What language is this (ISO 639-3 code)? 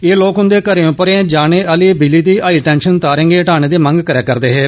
doi